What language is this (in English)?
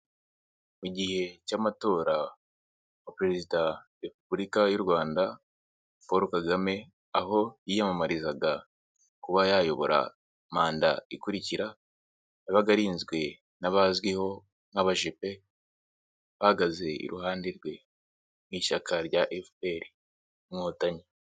Kinyarwanda